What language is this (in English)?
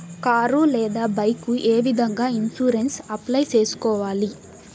Telugu